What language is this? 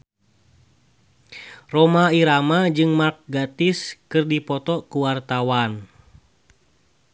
Sundanese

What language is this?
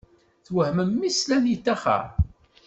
Kabyle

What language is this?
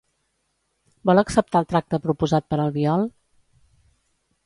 Catalan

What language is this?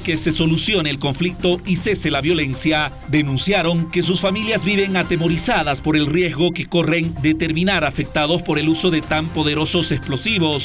Spanish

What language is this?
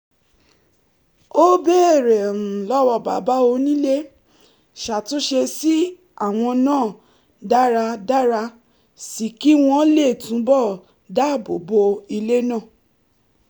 Yoruba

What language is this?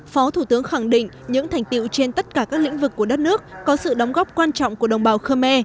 Vietnamese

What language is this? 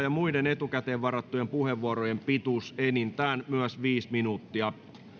Finnish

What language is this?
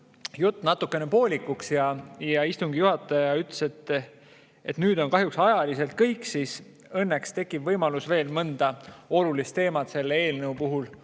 Estonian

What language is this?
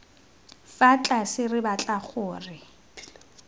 Tswana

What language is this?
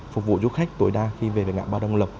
Vietnamese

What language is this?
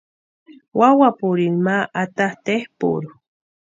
Western Highland Purepecha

